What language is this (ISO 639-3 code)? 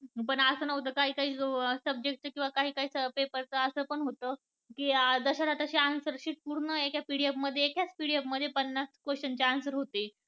mar